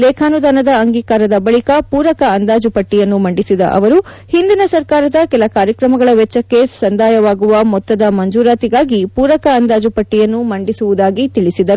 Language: Kannada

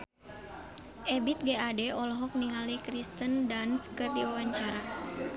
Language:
Sundanese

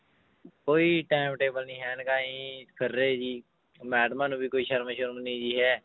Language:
Punjabi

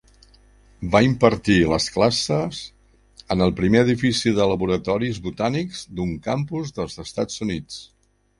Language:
Catalan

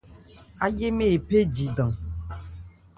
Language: Ebrié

